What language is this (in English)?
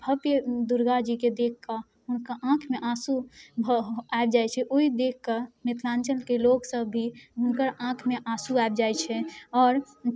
Maithili